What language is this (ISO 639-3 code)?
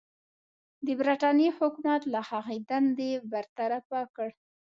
pus